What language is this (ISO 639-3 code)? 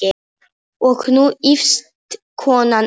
isl